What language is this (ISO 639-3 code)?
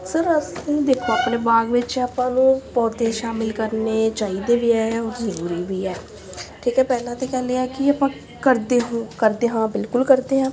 pan